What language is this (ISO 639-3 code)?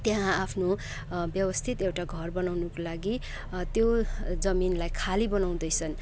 nep